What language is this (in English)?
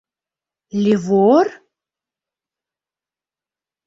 Mari